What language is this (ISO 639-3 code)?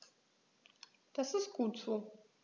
deu